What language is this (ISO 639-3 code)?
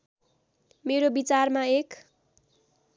nep